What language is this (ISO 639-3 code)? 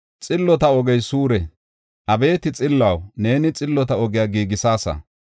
gof